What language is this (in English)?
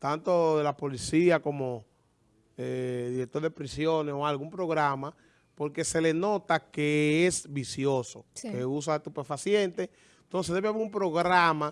Spanish